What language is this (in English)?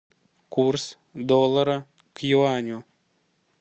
Russian